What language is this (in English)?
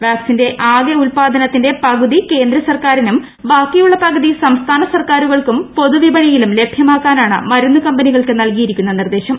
Malayalam